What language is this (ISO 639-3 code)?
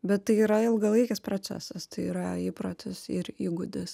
lit